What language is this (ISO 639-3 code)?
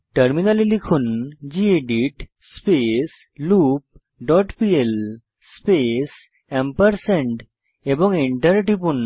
ben